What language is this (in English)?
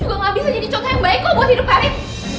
Indonesian